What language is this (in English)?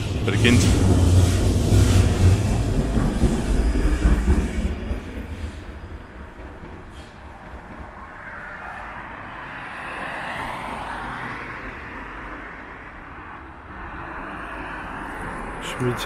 Russian